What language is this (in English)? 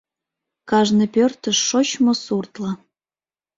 Mari